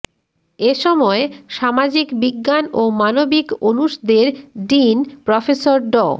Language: Bangla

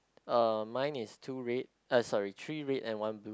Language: English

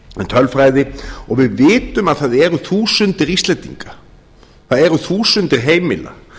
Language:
Icelandic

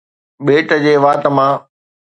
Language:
Sindhi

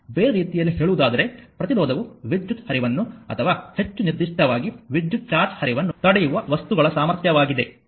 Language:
Kannada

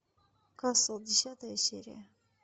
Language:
Russian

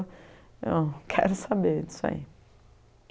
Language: Portuguese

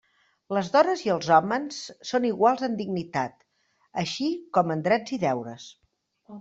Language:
Catalan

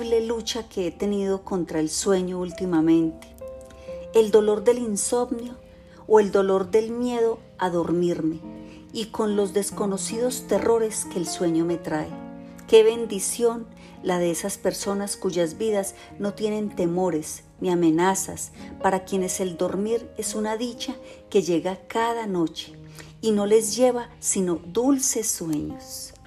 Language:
Spanish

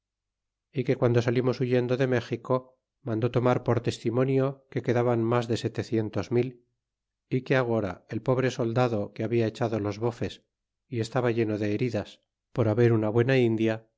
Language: Spanish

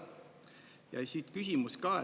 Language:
Estonian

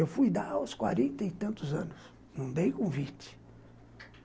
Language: Portuguese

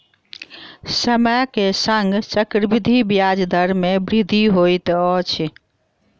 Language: Maithili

